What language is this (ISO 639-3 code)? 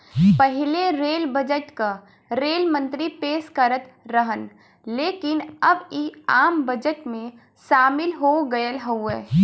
bho